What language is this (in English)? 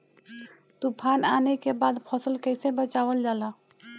Bhojpuri